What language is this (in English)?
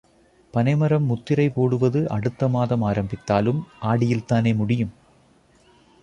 Tamil